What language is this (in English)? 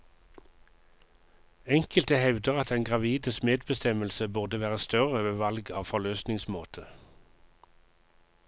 Norwegian